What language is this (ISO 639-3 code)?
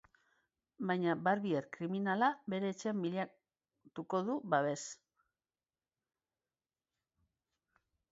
eus